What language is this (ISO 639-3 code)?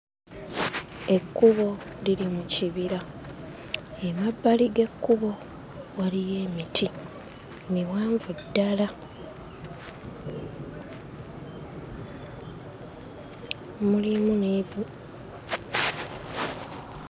lug